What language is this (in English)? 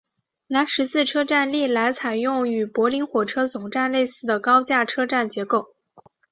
Chinese